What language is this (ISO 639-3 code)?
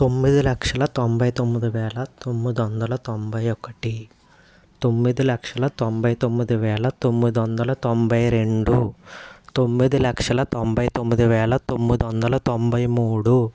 tel